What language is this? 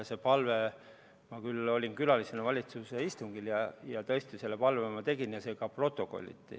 Estonian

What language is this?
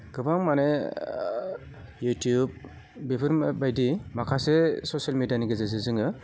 Bodo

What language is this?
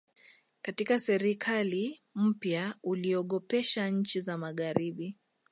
Swahili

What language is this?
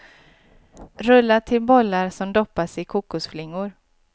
Swedish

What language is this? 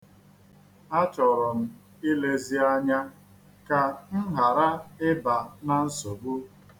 Igbo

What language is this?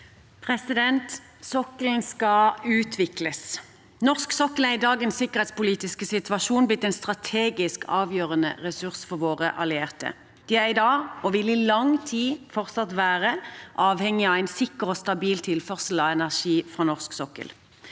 Norwegian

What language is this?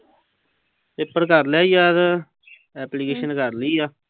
Punjabi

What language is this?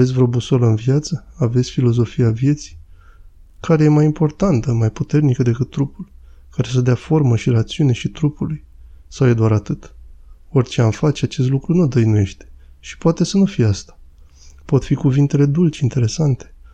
Romanian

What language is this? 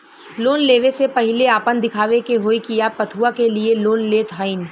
Bhojpuri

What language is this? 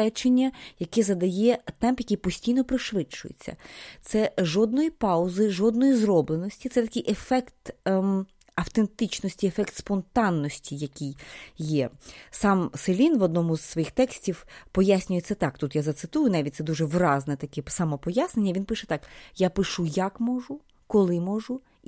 Ukrainian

